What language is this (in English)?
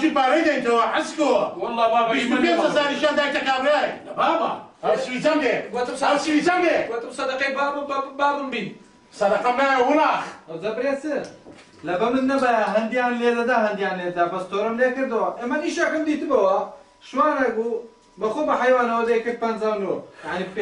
Arabic